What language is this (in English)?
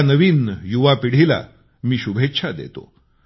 Marathi